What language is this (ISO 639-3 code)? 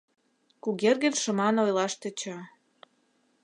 chm